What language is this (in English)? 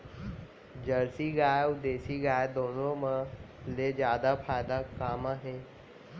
Chhattisgarhi